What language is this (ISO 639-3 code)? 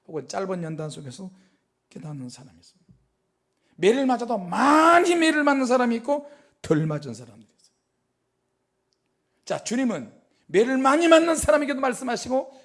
kor